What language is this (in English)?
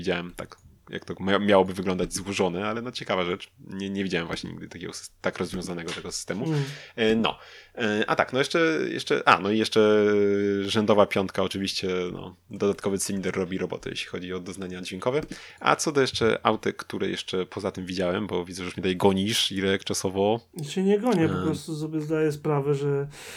Polish